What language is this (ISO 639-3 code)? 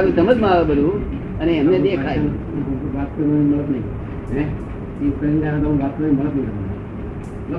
guj